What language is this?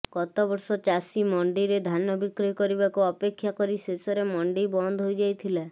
Odia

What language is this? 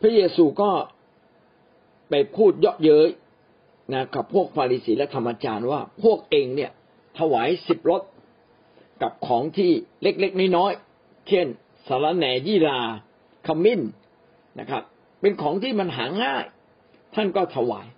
Thai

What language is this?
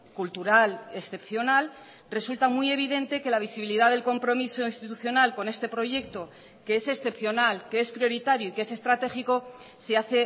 Spanish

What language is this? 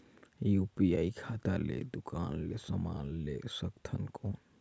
Chhattisgarhi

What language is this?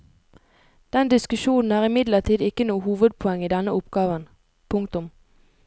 Norwegian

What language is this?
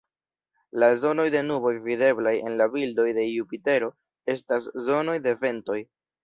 Esperanto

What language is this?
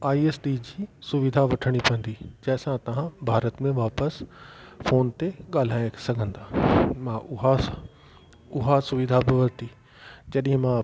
Sindhi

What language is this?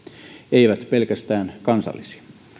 Finnish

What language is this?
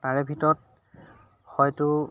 Assamese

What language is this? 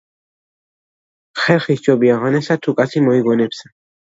Georgian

